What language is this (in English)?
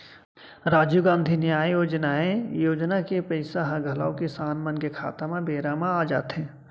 Chhattisgarhi